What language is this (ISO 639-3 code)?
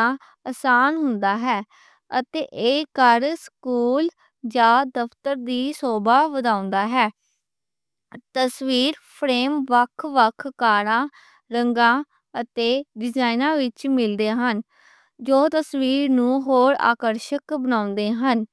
lah